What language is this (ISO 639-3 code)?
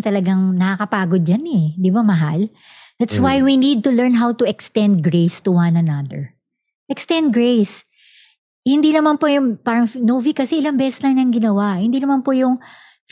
fil